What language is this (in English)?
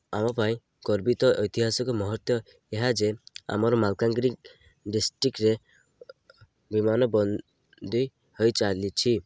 Odia